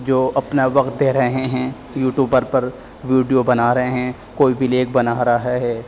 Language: Urdu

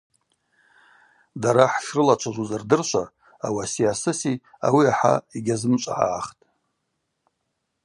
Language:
Abaza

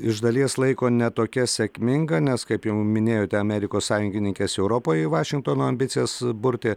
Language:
Lithuanian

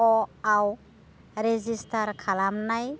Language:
Bodo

